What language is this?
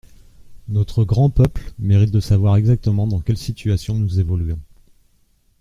French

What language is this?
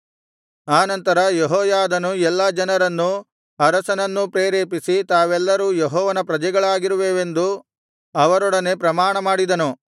Kannada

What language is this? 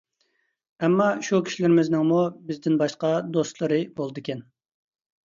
Uyghur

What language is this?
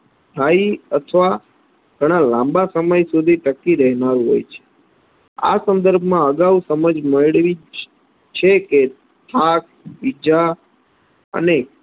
Gujarati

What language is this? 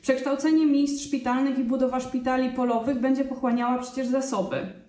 Polish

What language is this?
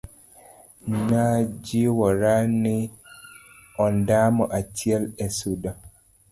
Luo (Kenya and Tanzania)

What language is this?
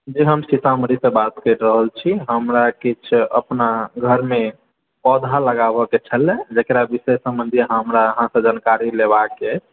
Maithili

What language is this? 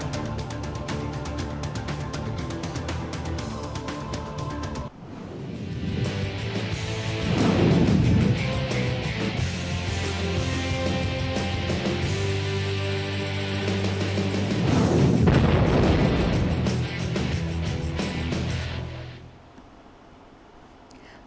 Vietnamese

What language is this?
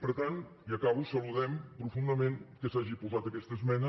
Catalan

